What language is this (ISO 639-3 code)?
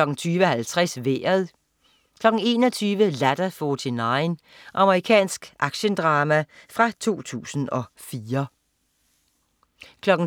dan